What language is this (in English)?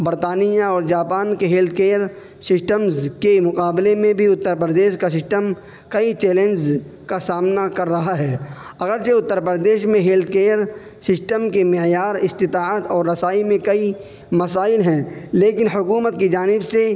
Urdu